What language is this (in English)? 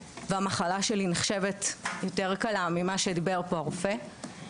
Hebrew